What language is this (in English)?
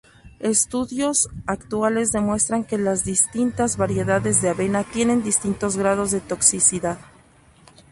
Spanish